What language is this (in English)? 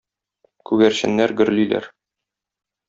Tatar